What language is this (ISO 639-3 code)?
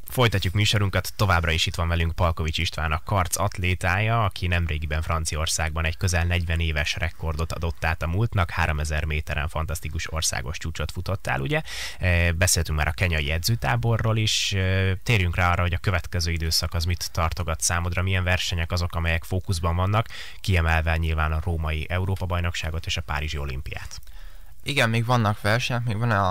hun